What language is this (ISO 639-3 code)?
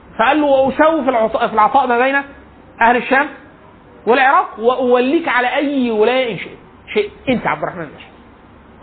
ara